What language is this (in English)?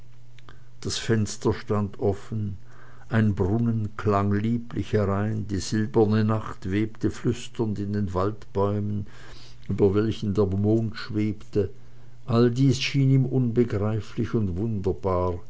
German